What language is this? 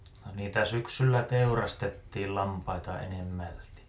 Finnish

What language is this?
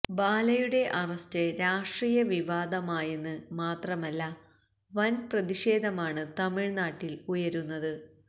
Malayalam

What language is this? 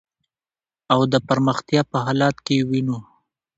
Pashto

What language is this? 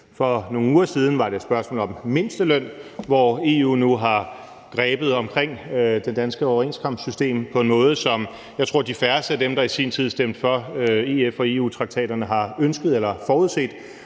Danish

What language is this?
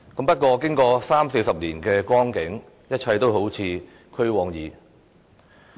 Cantonese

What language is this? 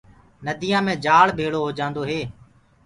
Gurgula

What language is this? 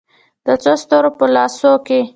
Pashto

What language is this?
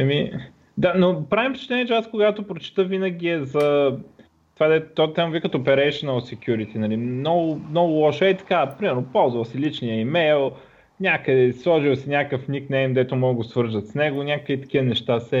Bulgarian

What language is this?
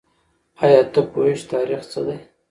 Pashto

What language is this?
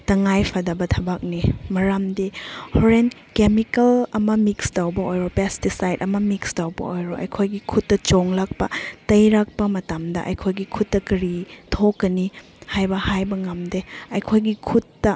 Manipuri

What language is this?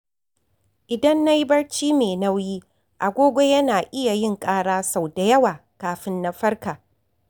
Hausa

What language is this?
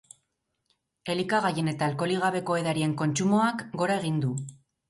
Basque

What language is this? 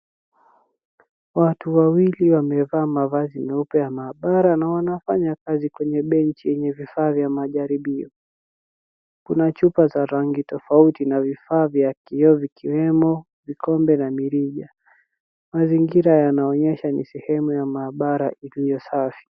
Swahili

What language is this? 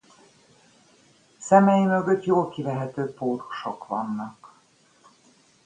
Hungarian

